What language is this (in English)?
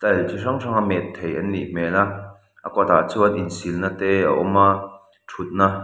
Mizo